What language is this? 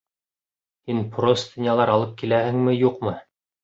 Bashkir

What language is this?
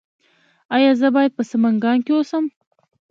Pashto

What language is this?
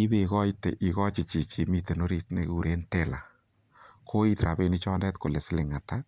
Kalenjin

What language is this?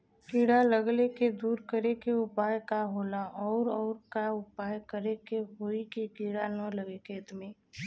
Bhojpuri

